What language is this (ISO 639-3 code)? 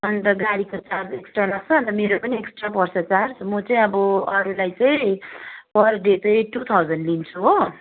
nep